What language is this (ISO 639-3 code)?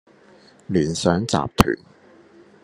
yue